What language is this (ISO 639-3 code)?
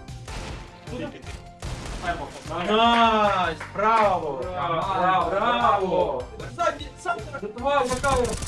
rus